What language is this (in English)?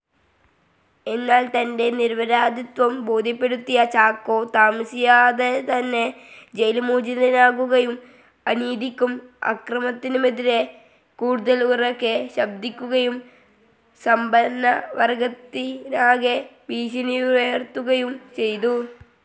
Malayalam